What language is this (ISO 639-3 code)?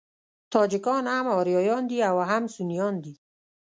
pus